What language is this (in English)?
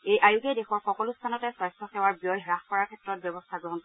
Assamese